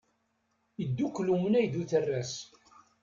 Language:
Kabyle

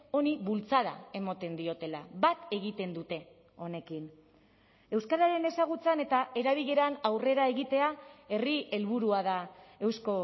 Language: Basque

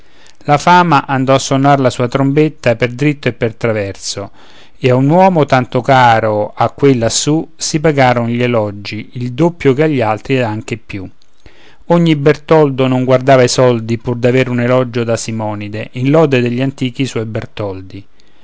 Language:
Italian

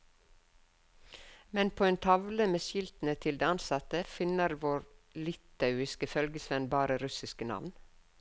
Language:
Norwegian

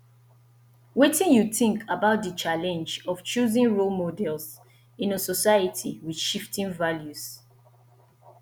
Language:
Nigerian Pidgin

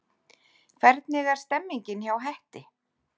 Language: Icelandic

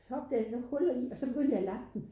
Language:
Danish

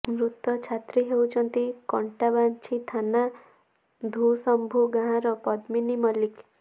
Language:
Odia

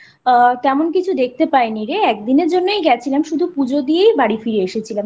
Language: Bangla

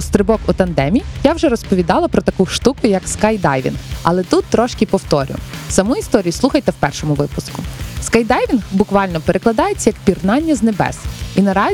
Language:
Ukrainian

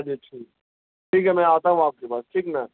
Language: Urdu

